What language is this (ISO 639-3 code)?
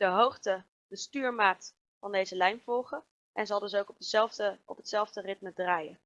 nld